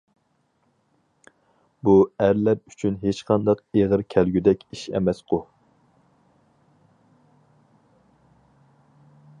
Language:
Uyghur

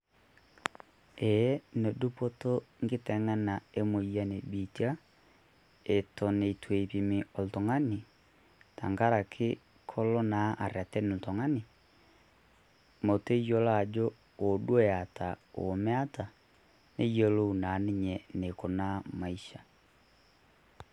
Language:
Masai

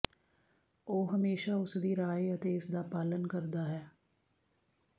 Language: Punjabi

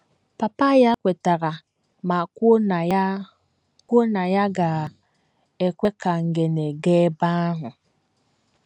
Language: Igbo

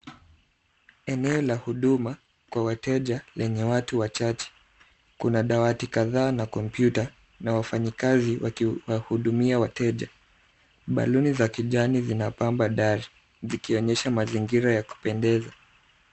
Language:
Swahili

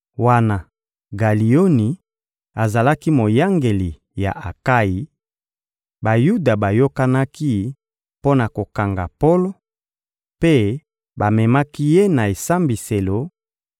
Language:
Lingala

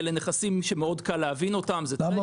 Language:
Hebrew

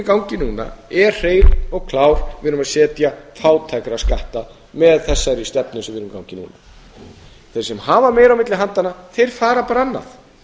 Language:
Icelandic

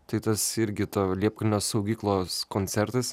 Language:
Lithuanian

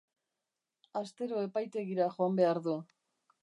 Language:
Basque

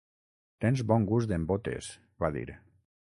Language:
Catalan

